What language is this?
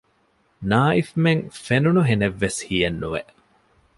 Divehi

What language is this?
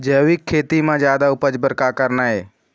Chhattisgarhi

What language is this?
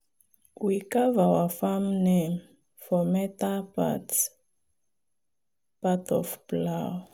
Nigerian Pidgin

